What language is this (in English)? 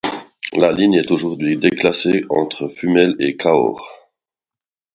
French